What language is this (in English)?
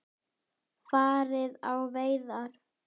Icelandic